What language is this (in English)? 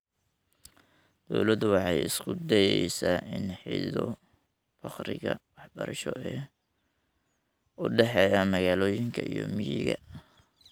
Somali